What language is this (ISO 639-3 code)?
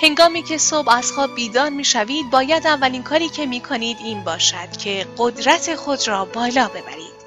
fas